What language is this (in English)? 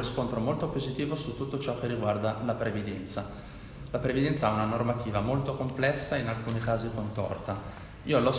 Italian